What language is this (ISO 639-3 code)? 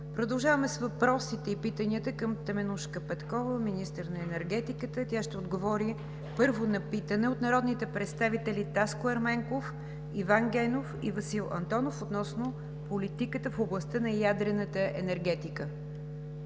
bul